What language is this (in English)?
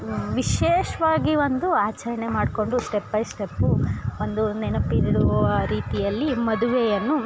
Kannada